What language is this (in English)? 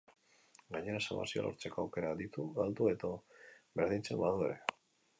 Basque